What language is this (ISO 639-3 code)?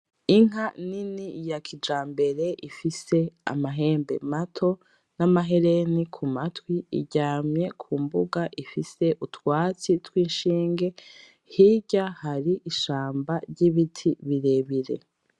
run